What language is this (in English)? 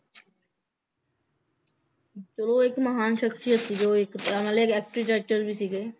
Punjabi